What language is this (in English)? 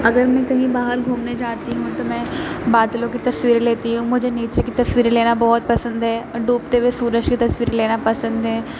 Urdu